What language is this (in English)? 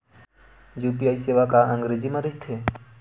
Chhattisgarhi